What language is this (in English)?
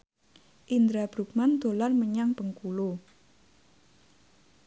Javanese